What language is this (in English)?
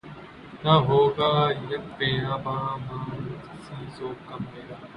Urdu